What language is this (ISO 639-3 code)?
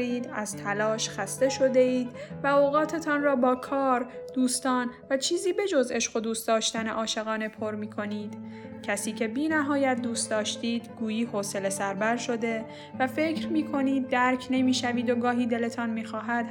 fas